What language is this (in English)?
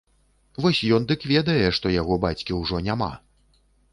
Belarusian